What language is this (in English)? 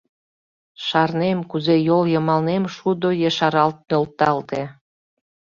Mari